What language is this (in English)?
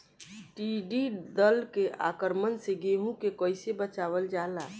Bhojpuri